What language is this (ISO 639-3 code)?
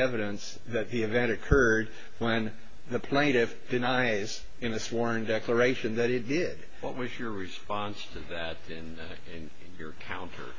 eng